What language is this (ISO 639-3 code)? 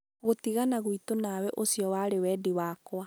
kik